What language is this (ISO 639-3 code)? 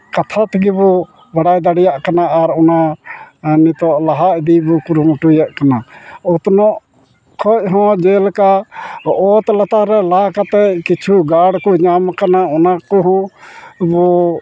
sat